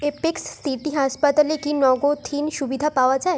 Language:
Bangla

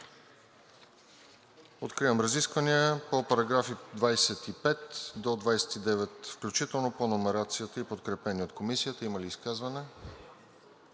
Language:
Bulgarian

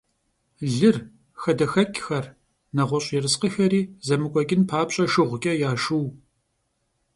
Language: Kabardian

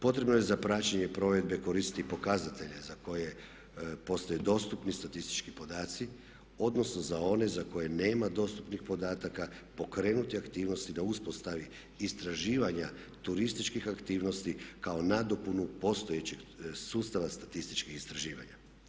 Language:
Croatian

